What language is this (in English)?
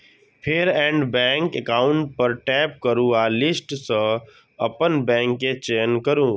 Maithili